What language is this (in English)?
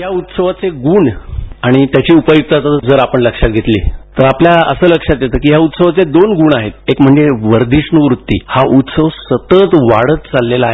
Marathi